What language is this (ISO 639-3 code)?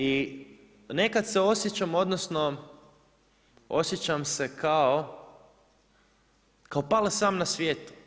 hrv